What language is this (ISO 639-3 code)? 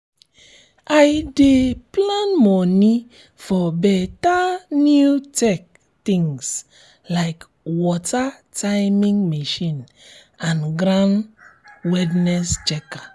pcm